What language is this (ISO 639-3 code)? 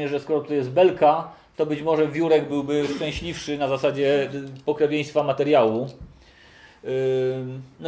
pol